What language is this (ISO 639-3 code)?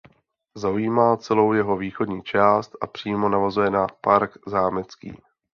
ces